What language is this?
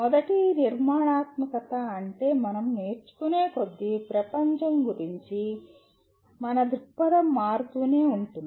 Telugu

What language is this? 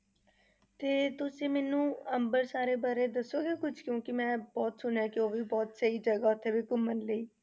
Punjabi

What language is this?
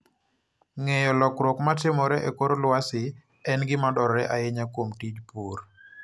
Luo (Kenya and Tanzania)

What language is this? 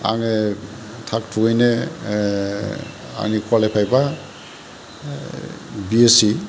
Bodo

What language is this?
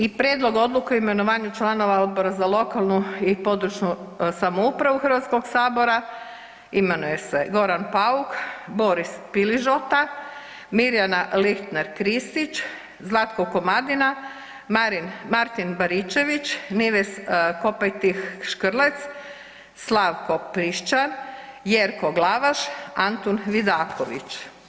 Croatian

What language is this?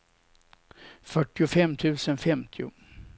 Swedish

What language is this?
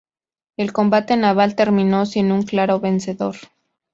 Spanish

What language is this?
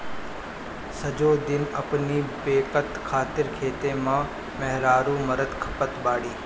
Bhojpuri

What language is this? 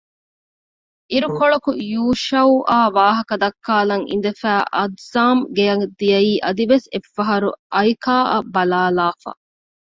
Divehi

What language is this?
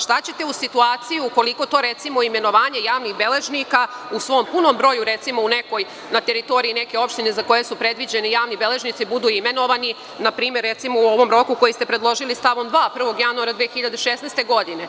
Serbian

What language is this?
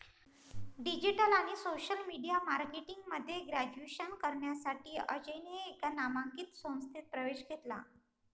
Marathi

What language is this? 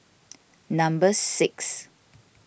English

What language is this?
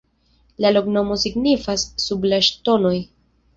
Esperanto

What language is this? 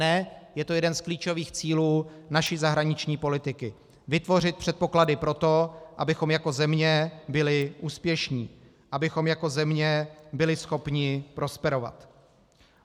Czech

